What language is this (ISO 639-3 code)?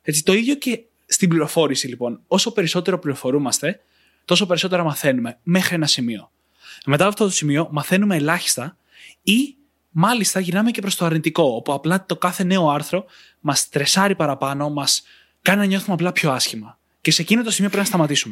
ell